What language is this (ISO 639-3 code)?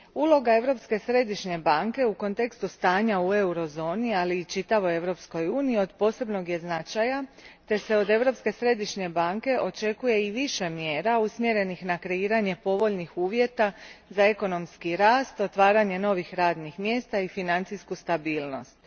hrv